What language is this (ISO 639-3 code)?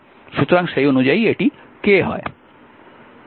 ben